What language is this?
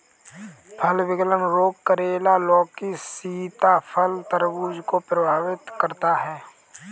Hindi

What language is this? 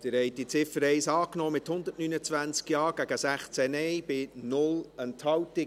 Swiss German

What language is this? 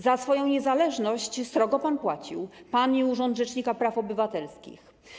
Polish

